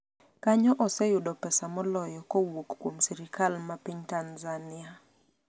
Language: Luo (Kenya and Tanzania)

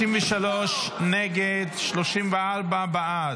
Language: Hebrew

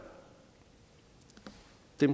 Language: Danish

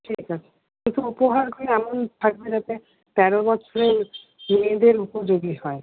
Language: Bangla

